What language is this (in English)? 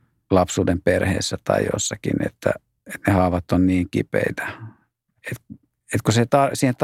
Finnish